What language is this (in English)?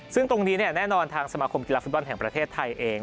Thai